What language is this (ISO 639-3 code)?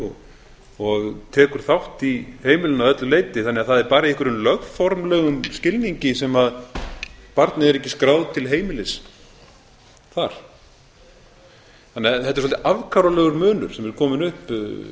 isl